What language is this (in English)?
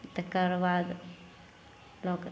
Maithili